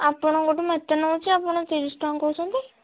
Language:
Odia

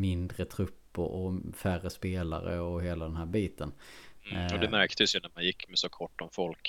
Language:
Swedish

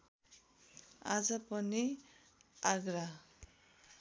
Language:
Nepali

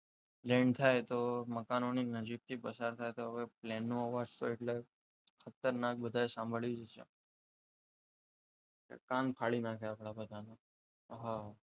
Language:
Gujarati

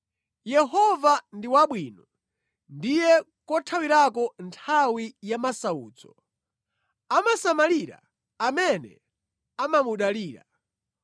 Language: Nyanja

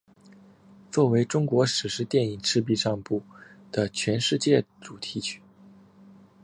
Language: Chinese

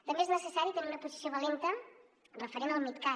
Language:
Catalan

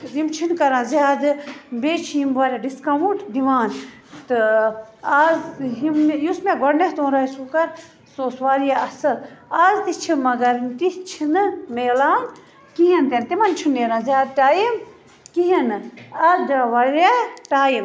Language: Kashmiri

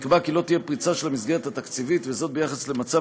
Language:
Hebrew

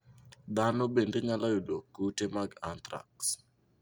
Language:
Luo (Kenya and Tanzania)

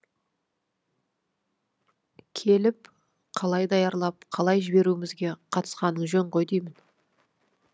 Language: Kazakh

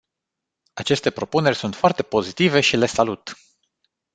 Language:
Romanian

